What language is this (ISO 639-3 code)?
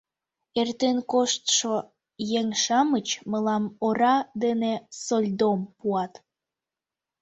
chm